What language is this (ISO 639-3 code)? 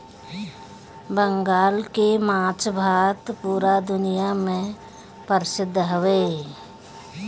bho